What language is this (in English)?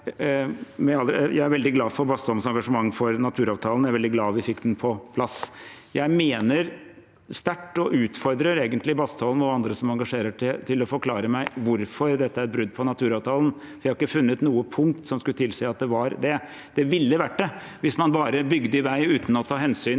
Norwegian